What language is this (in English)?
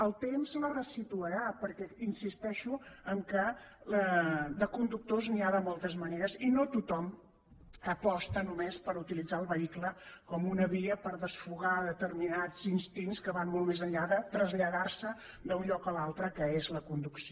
Catalan